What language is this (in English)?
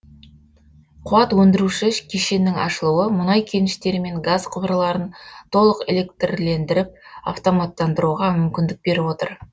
Kazakh